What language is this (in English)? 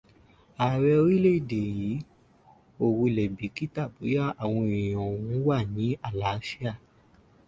Yoruba